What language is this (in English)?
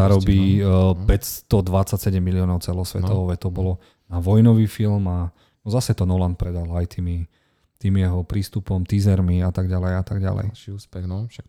Slovak